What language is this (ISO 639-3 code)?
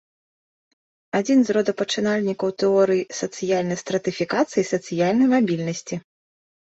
bel